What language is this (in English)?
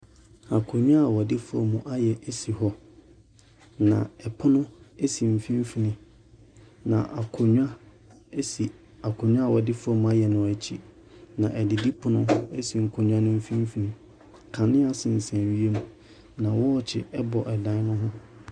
Akan